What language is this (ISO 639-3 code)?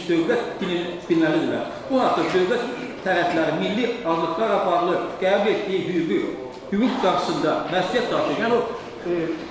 tur